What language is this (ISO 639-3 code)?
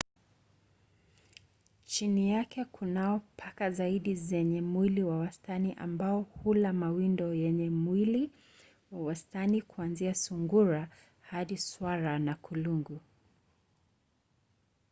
swa